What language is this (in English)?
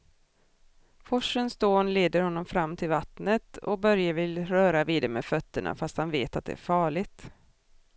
Swedish